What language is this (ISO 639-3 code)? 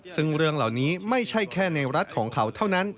tha